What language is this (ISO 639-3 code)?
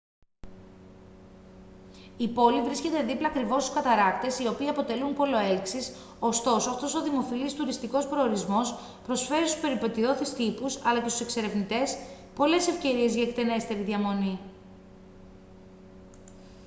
ell